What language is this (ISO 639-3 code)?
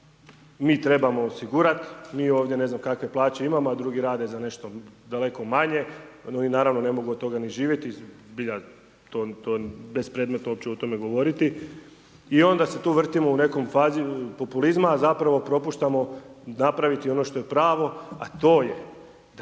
hrv